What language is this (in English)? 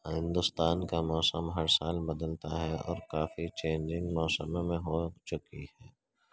Urdu